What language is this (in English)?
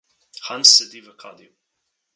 Slovenian